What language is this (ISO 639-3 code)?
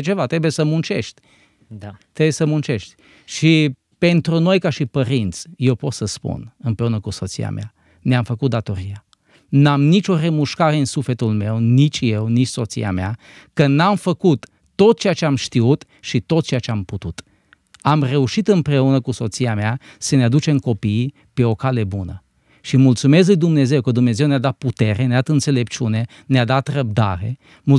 ron